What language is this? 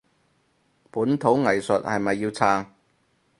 Cantonese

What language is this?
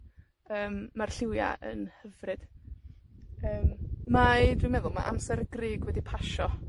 Welsh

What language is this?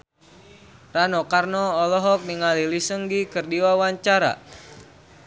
Sundanese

